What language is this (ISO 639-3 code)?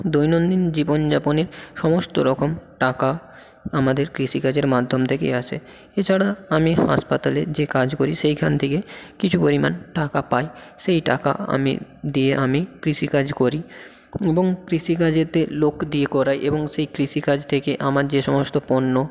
ben